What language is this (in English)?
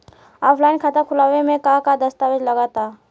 Bhojpuri